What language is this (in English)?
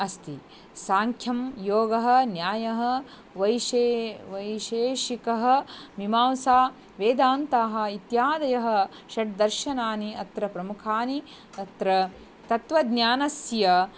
Sanskrit